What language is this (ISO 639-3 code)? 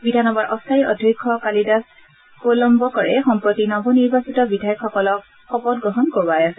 asm